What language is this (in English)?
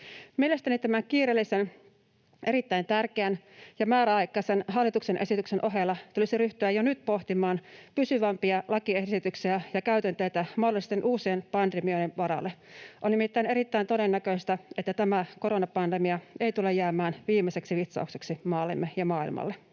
Finnish